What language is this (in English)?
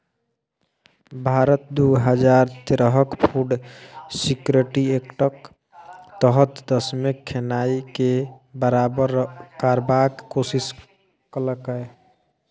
Maithili